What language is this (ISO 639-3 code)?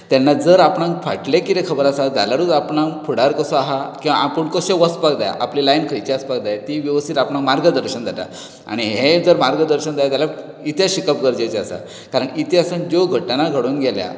kok